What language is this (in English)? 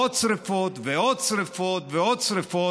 Hebrew